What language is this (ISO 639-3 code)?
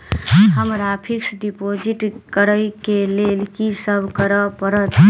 mai